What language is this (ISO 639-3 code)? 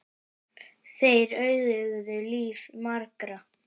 isl